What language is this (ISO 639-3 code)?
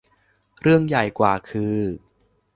tha